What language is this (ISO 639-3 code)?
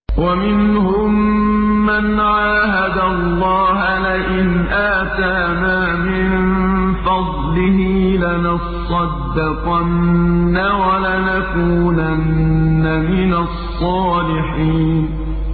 ara